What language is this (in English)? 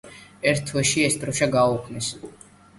Georgian